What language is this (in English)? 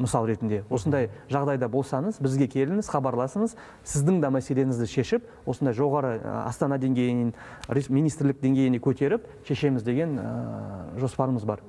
Russian